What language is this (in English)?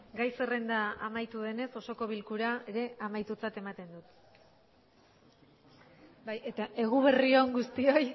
Basque